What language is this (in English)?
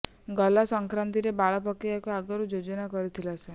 Odia